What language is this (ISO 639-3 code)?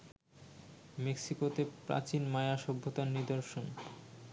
ben